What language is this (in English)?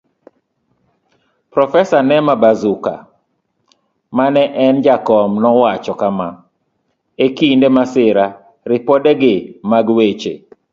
Luo (Kenya and Tanzania)